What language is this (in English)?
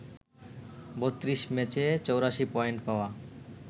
Bangla